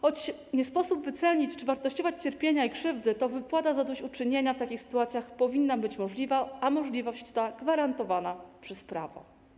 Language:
Polish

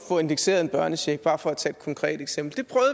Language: Danish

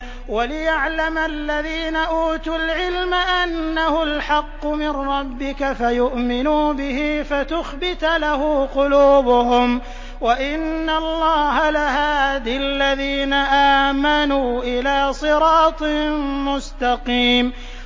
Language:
Arabic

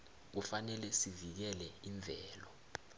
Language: South Ndebele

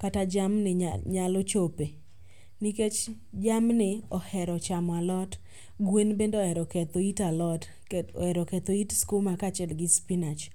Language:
Luo (Kenya and Tanzania)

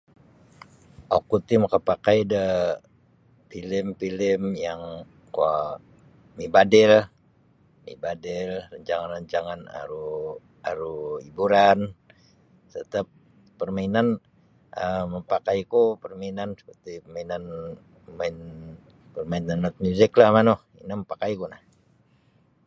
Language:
Sabah Bisaya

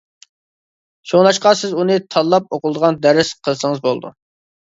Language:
Uyghur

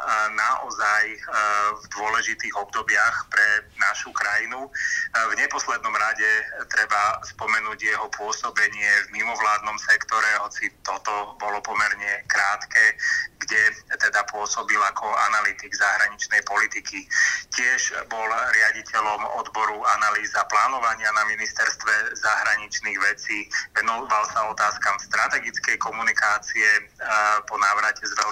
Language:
Slovak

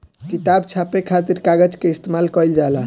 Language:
Bhojpuri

